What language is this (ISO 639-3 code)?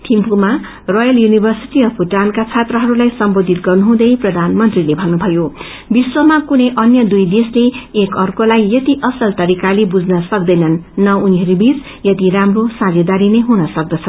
nep